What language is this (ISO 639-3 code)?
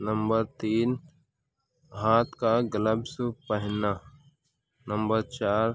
urd